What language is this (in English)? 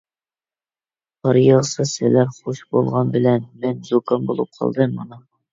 Uyghur